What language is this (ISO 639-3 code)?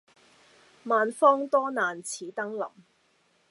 yue